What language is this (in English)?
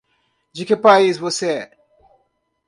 Portuguese